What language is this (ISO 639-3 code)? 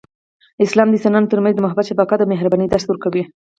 pus